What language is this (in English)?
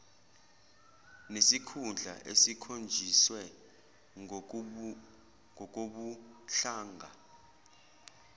Zulu